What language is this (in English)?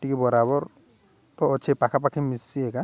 Odia